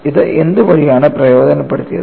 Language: Malayalam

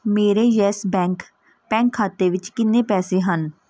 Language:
Punjabi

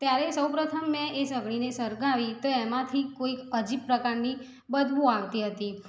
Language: Gujarati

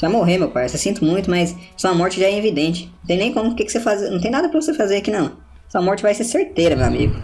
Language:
Portuguese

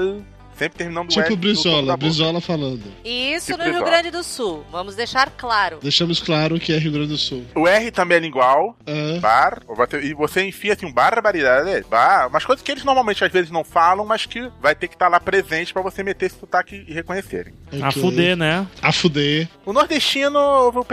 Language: Portuguese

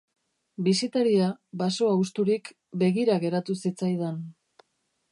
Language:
Basque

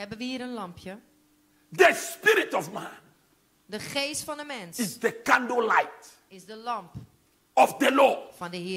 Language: Dutch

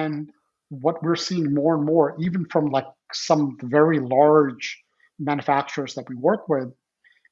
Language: English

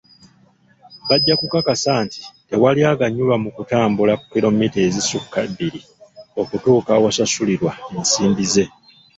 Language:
Ganda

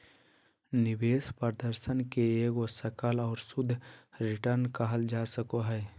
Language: Magahi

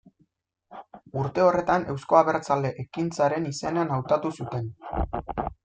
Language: Basque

